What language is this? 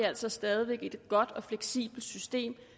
Danish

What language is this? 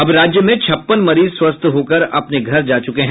Hindi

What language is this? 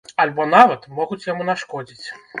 Belarusian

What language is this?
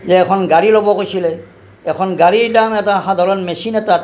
Assamese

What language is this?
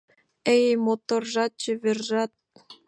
Mari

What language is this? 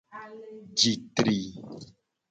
Gen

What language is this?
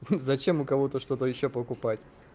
Russian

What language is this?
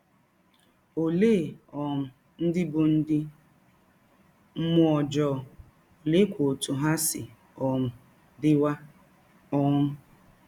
Igbo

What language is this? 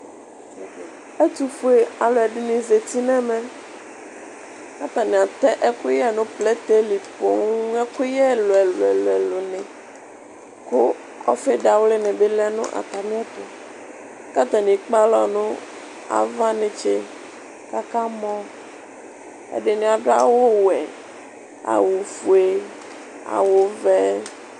Ikposo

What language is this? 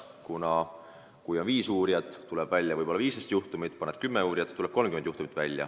Estonian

